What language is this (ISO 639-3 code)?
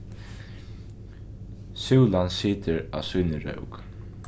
fao